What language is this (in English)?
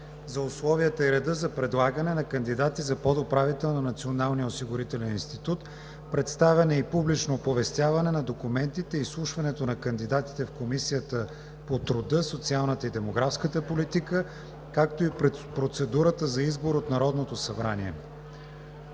Bulgarian